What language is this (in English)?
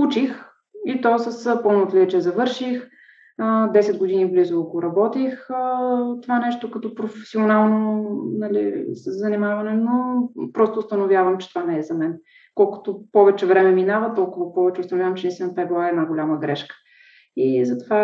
Bulgarian